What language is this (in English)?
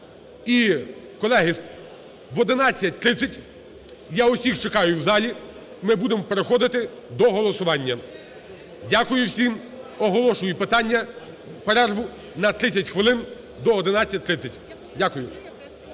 Ukrainian